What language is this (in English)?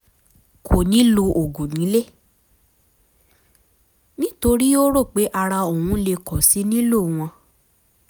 Yoruba